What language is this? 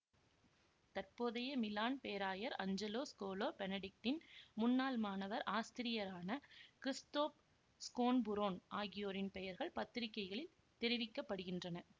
Tamil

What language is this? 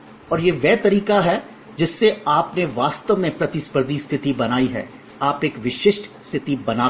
Hindi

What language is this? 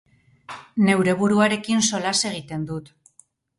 Basque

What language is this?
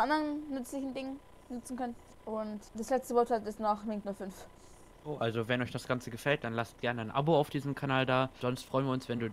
German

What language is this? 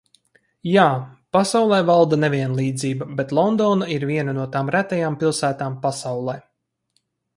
Latvian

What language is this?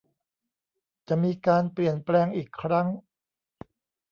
Thai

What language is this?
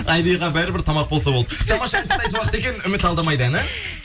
Kazakh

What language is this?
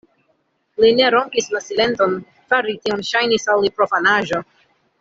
Esperanto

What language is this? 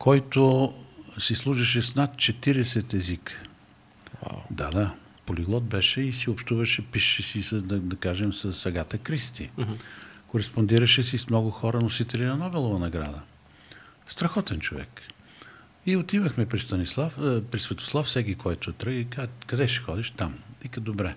Bulgarian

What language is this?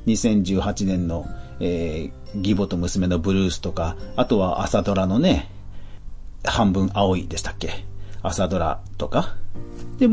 Japanese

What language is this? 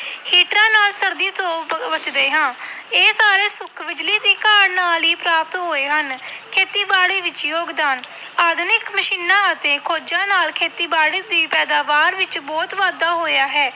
Punjabi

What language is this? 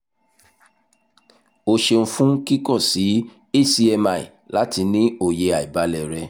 Yoruba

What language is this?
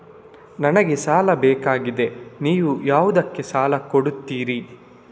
Kannada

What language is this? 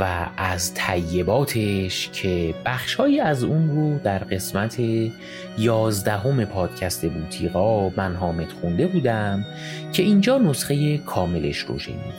Persian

